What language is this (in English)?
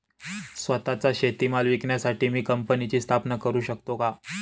Marathi